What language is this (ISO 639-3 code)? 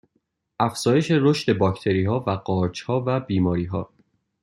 fas